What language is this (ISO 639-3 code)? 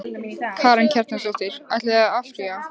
isl